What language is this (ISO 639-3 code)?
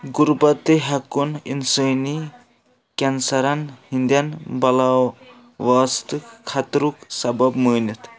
kas